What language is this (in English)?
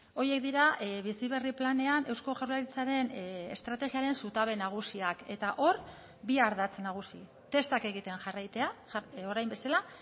Basque